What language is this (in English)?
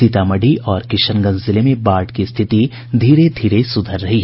Hindi